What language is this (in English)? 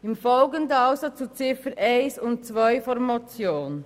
Swiss German